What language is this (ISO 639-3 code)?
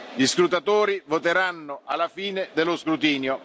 ita